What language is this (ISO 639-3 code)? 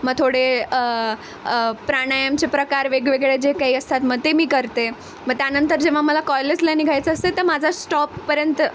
mar